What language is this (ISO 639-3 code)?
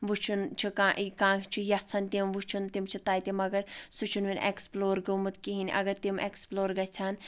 kas